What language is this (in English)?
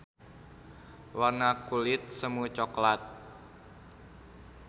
Sundanese